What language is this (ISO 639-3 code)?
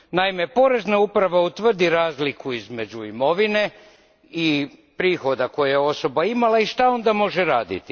hrv